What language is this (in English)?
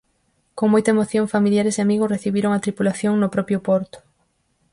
Galician